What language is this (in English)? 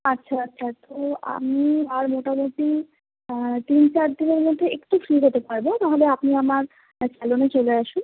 Bangla